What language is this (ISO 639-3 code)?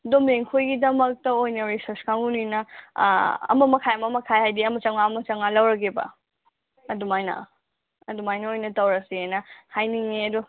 mni